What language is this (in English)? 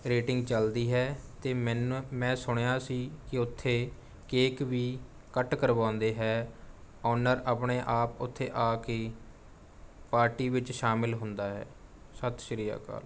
Punjabi